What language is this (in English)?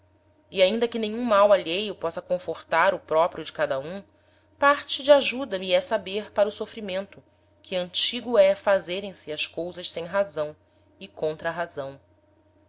Portuguese